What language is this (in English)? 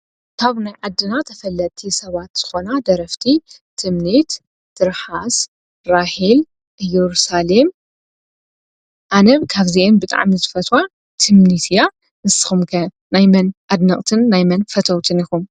Tigrinya